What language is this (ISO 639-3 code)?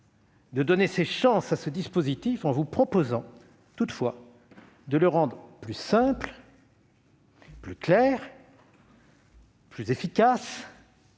fra